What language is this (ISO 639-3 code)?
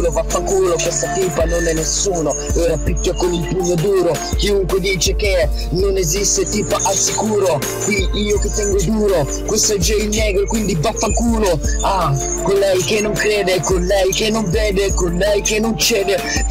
ita